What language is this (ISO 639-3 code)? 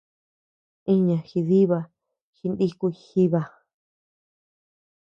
cux